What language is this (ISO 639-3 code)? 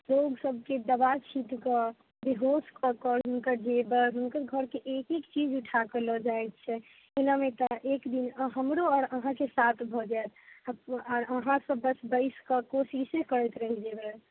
mai